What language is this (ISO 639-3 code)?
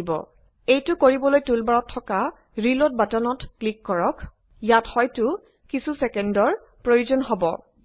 asm